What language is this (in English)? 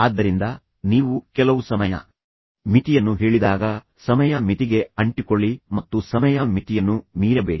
Kannada